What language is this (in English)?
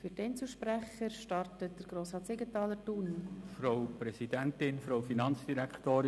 Swiss German